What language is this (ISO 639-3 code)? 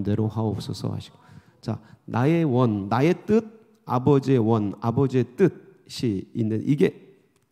kor